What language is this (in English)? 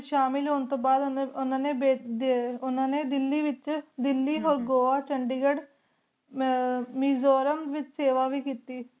Punjabi